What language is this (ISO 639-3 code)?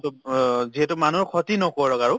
asm